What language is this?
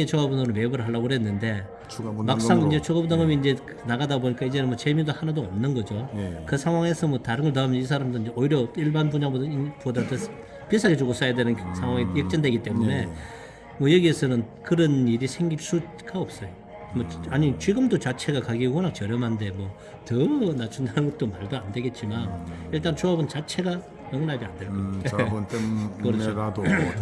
Korean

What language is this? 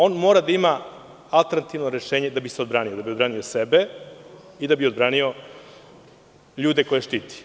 Serbian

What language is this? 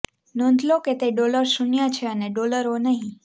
Gujarati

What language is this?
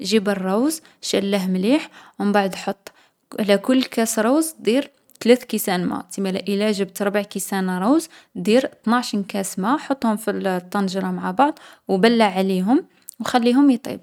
Algerian Arabic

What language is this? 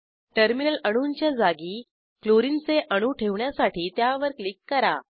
Marathi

